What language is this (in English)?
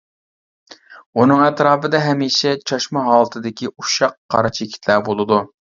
Uyghur